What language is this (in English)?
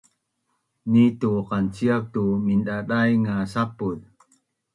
Bunun